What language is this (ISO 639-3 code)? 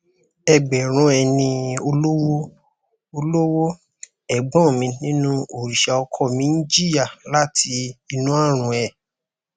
yor